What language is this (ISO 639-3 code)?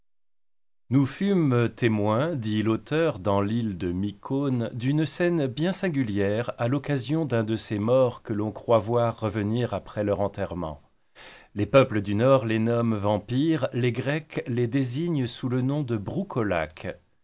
fra